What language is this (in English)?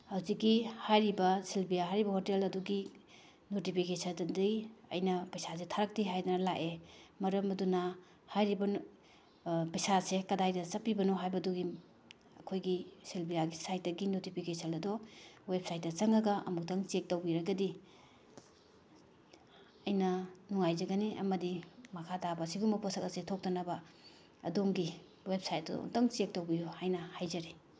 Manipuri